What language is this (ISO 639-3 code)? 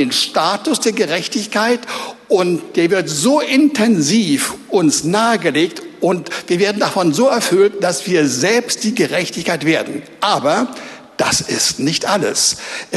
deu